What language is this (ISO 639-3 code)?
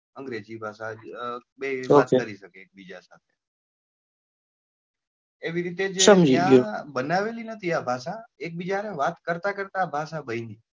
guj